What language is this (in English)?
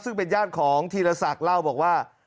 Thai